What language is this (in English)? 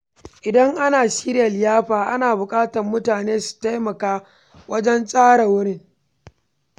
Hausa